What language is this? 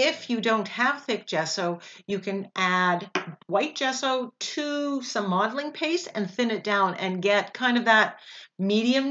English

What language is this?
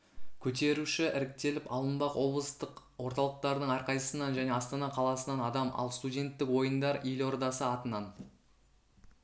Kazakh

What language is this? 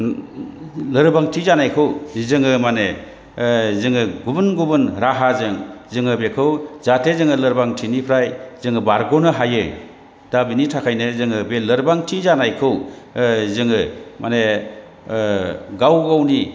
Bodo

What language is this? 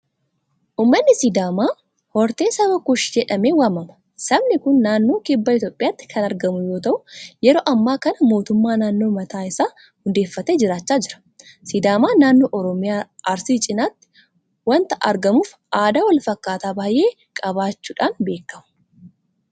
Oromo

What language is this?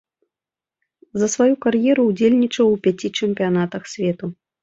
Belarusian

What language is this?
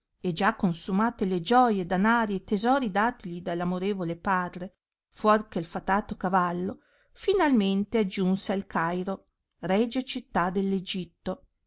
Italian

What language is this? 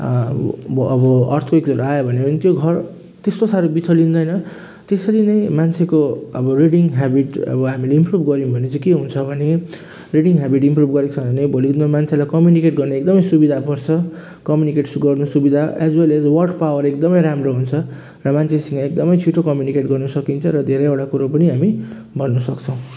Nepali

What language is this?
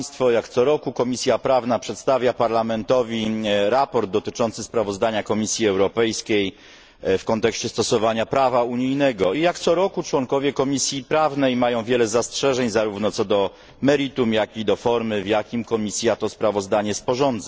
Polish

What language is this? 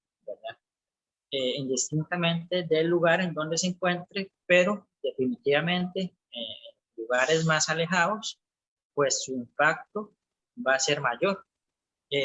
Spanish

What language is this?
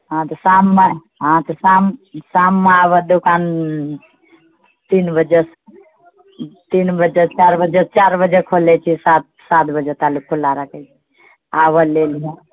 Maithili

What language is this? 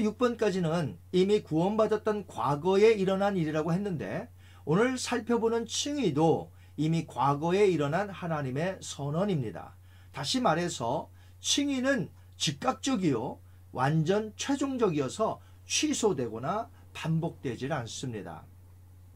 Korean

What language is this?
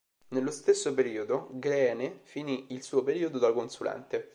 Italian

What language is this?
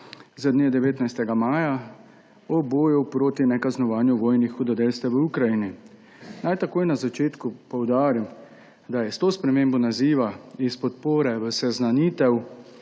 Slovenian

